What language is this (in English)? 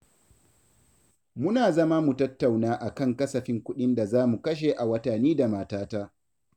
Hausa